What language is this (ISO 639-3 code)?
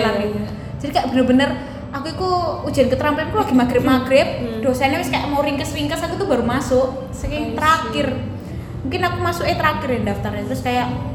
ind